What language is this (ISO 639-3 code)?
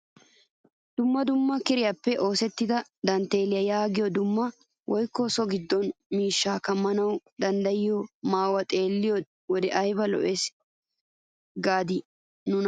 wal